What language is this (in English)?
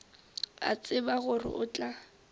Northern Sotho